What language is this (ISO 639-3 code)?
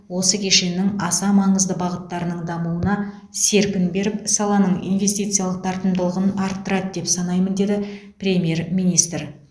kaz